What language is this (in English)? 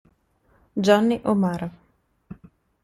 Italian